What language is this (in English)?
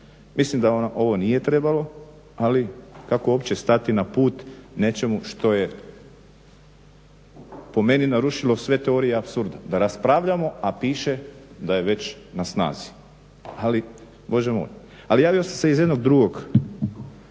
Croatian